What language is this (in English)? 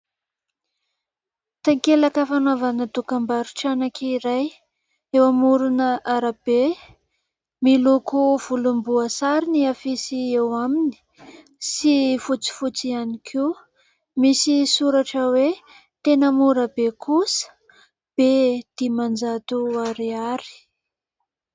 Malagasy